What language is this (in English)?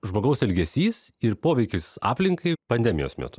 Lithuanian